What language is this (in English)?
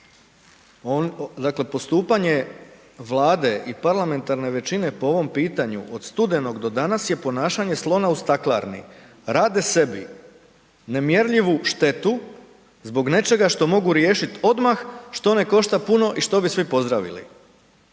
Croatian